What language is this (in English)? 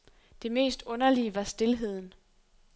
Danish